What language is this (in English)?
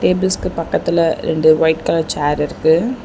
Tamil